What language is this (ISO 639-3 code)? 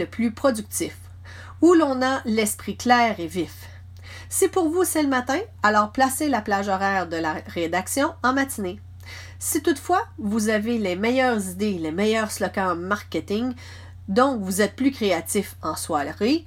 fra